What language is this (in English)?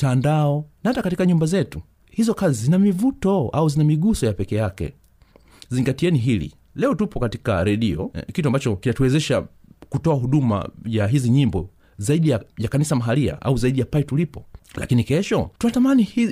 Swahili